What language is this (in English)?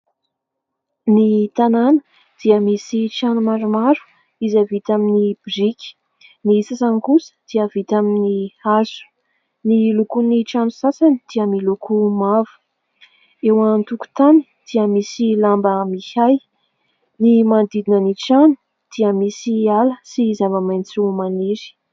Malagasy